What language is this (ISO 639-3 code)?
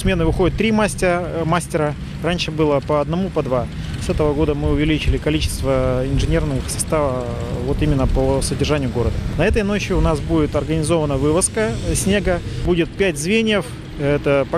rus